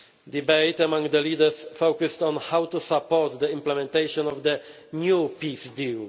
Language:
English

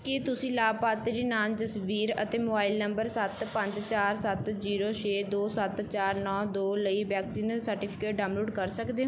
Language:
Punjabi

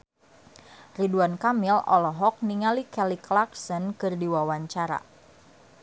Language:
Sundanese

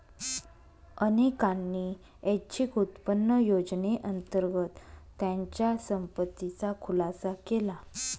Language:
Marathi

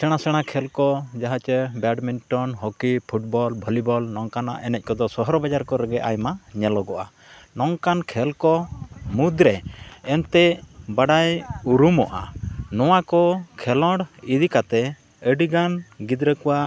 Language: Santali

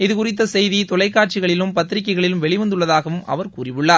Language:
Tamil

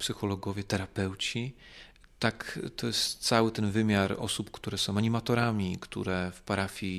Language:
Polish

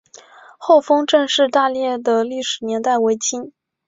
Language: Chinese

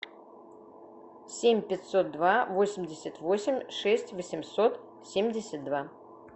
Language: Russian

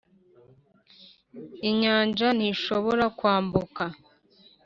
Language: Kinyarwanda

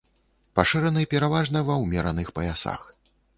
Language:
Belarusian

